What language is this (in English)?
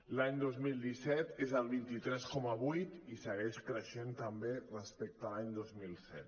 Catalan